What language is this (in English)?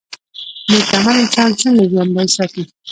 Pashto